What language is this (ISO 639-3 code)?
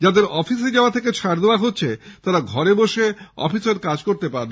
ben